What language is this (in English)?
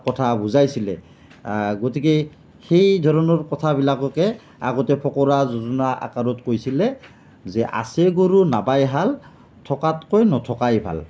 Assamese